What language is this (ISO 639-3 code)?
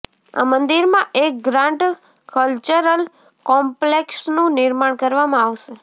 guj